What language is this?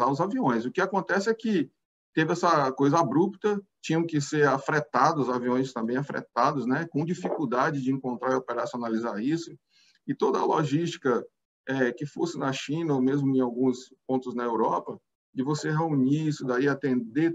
Portuguese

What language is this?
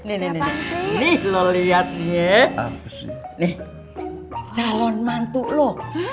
Indonesian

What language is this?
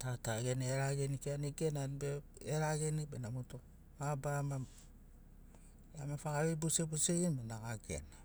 Sinaugoro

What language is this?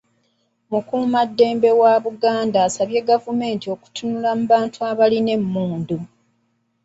Ganda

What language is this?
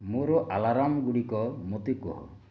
Odia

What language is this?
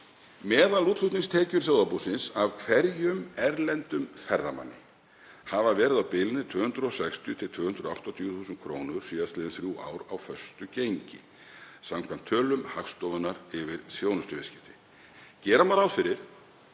Icelandic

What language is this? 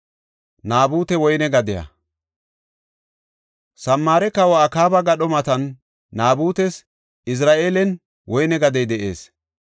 Gofa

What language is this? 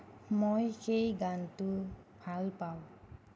Assamese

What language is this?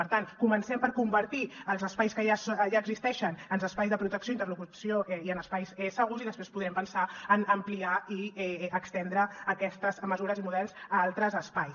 Catalan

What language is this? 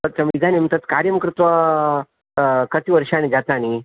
Sanskrit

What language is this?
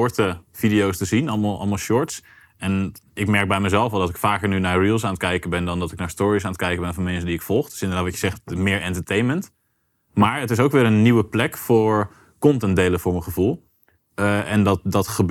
Dutch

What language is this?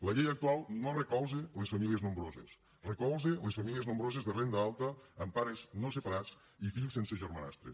Catalan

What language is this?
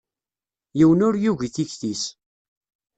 Kabyle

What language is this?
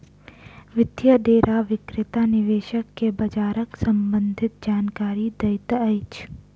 Maithili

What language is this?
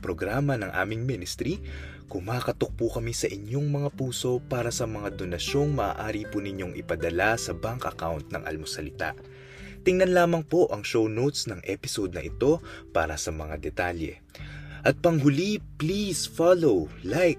Filipino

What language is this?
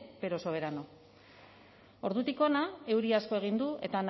Basque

